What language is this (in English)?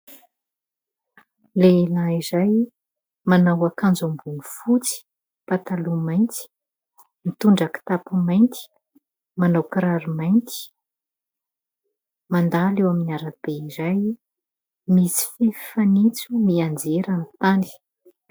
Malagasy